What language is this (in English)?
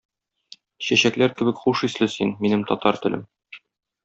Tatar